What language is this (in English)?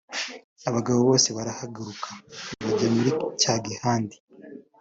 Kinyarwanda